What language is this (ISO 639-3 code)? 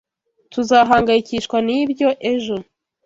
kin